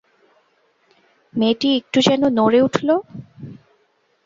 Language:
Bangla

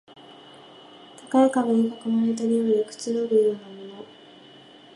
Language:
Japanese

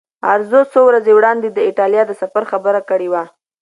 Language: Pashto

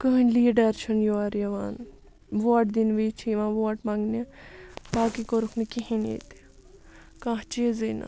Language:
Kashmiri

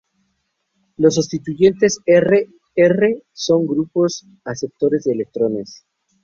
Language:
Spanish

